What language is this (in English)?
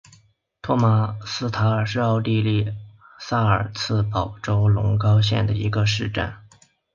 Chinese